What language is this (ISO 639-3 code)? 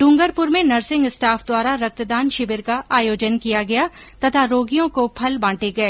hin